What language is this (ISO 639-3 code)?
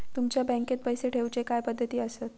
mar